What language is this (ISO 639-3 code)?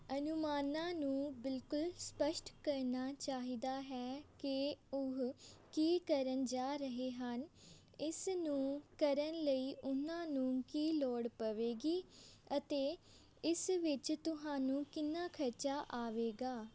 pan